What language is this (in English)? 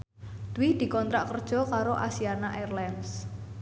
Javanese